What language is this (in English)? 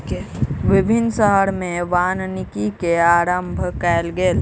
Maithili